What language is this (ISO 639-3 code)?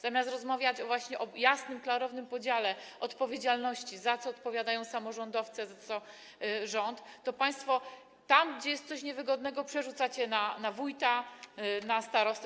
pol